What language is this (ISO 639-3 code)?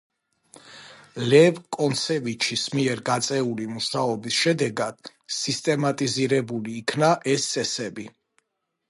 kat